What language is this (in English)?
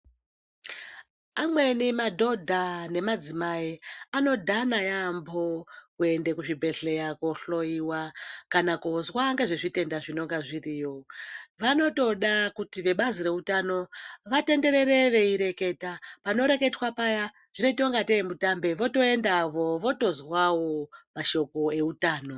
Ndau